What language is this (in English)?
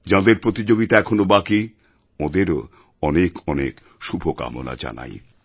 Bangla